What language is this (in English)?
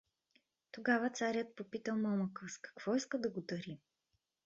Bulgarian